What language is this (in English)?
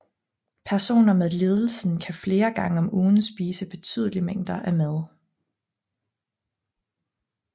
Danish